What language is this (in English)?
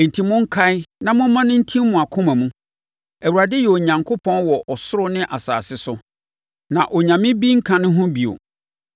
Akan